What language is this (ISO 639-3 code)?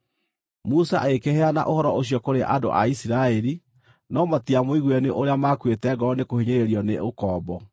kik